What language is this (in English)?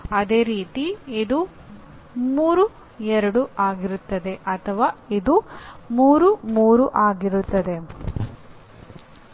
Kannada